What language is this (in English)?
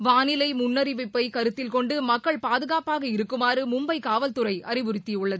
Tamil